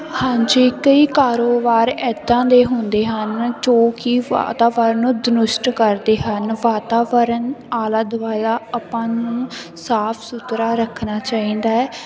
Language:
Punjabi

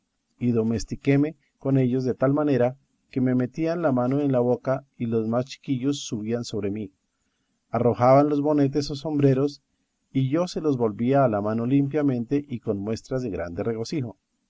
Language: Spanish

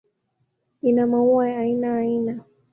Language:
Swahili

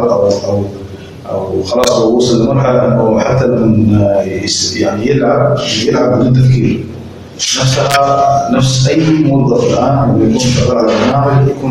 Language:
Arabic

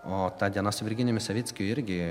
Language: Lithuanian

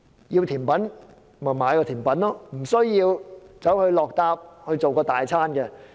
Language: Cantonese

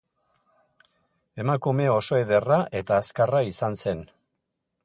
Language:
Basque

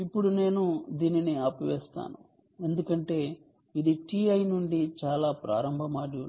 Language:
Telugu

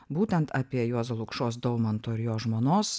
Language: Lithuanian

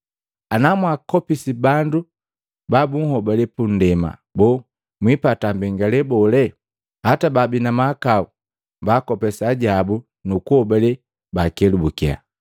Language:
Matengo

